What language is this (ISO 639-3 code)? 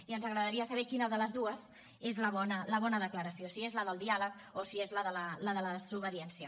cat